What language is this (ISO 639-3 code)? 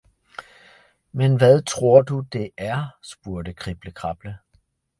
dan